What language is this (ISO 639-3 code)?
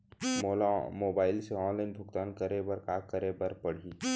hne